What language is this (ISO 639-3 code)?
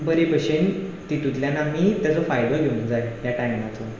kok